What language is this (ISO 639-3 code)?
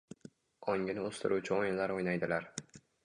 uzb